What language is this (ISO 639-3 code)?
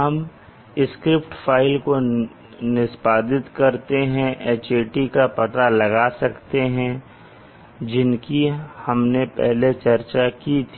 hin